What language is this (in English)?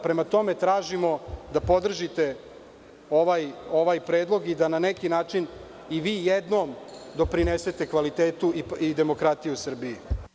Serbian